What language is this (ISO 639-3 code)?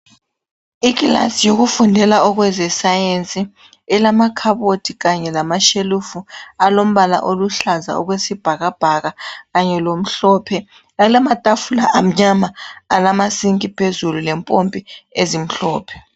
nde